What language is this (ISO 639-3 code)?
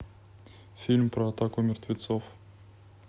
rus